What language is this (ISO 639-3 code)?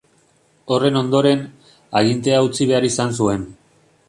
eus